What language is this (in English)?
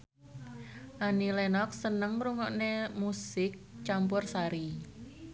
Javanese